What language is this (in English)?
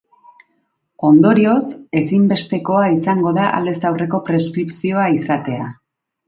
Basque